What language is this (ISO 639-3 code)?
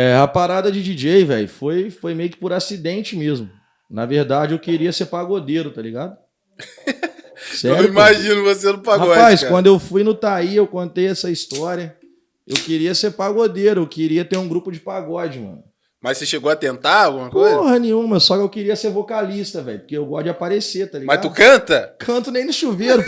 por